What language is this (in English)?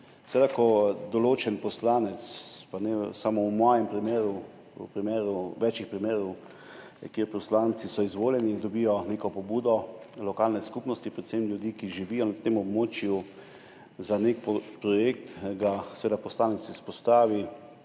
Slovenian